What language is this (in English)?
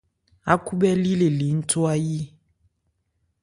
Ebrié